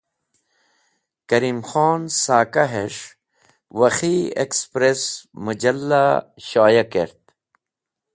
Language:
Wakhi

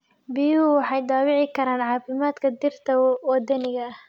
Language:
Somali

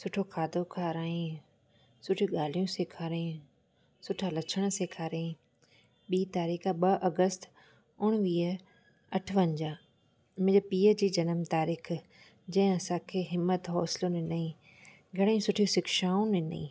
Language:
Sindhi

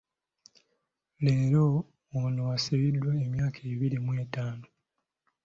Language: Ganda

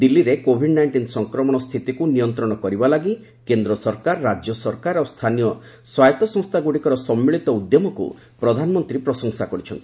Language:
Odia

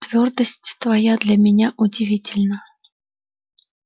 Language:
Russian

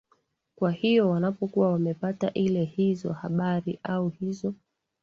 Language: Swahili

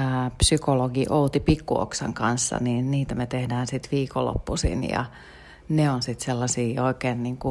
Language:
Finnish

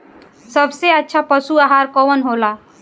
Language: Bhojpuri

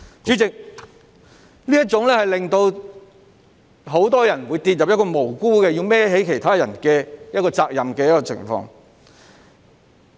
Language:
Cantonese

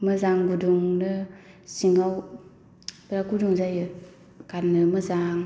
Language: Bodo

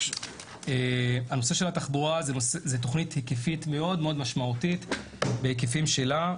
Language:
Hebrew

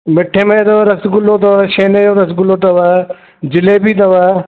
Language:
Sindhi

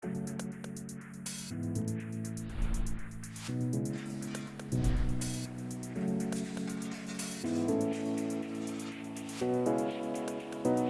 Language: Dutch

